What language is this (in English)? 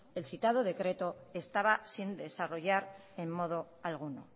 Spanish